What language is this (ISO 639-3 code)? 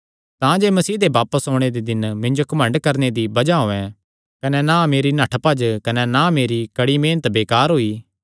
xnr